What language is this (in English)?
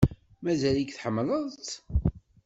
Kabyle